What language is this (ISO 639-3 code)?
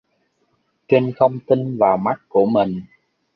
vie